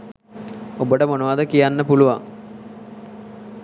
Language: Sinhala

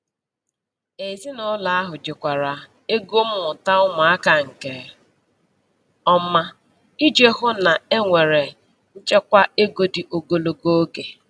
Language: Igbo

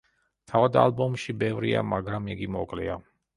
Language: Georgian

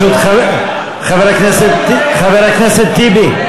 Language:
Hebrew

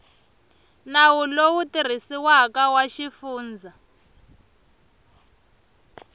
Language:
Tsonga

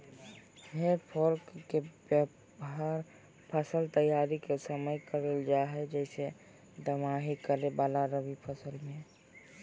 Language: Magahi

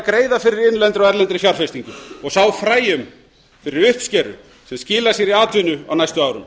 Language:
Icelandic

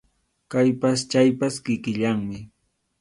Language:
Arequipa-La Unión Quechua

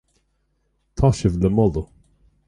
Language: Irish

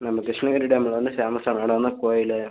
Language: Tamil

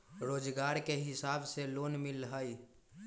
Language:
Magahi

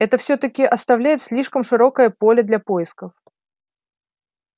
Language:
Russian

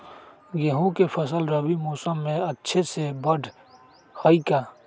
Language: Magahi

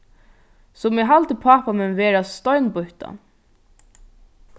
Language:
Faroese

